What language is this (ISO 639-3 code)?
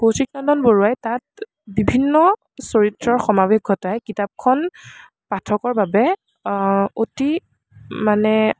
asm